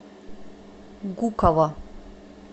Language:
Russian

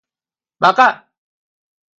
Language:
Korean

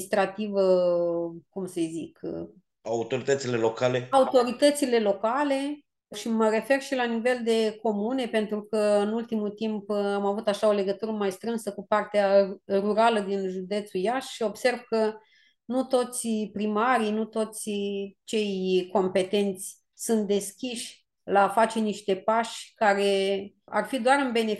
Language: Romanian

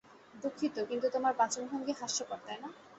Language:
Bangla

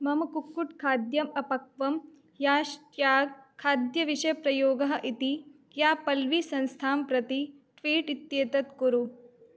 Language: Sanskrit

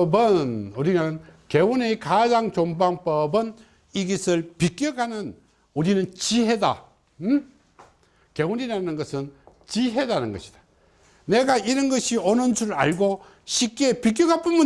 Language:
Korean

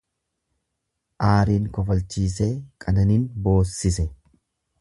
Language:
Oromo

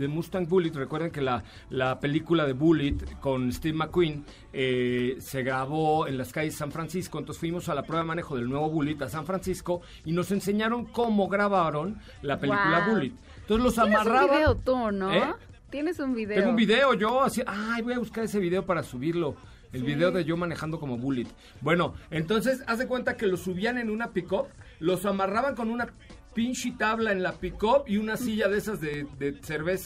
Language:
Spanish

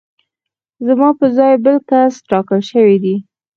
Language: Pashto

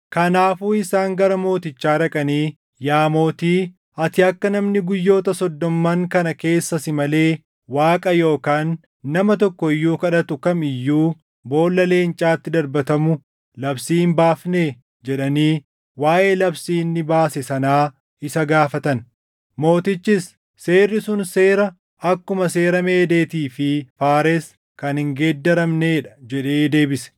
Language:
Oromo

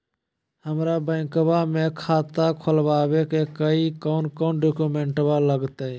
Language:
Magahi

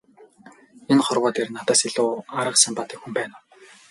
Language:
Mongolian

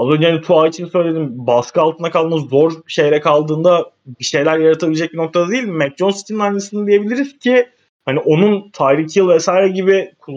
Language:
Turkish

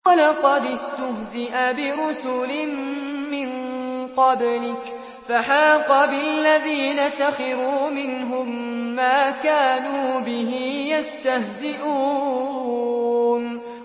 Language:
Arabic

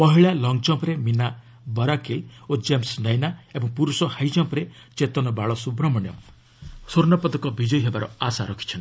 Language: Odia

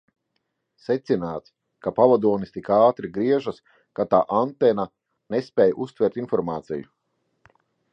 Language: Latvian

